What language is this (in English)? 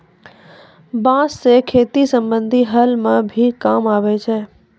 Maithili